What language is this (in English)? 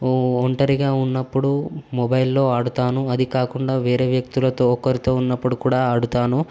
Telugu